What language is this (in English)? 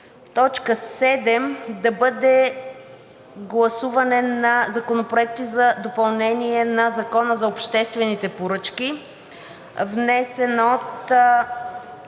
Bulgarian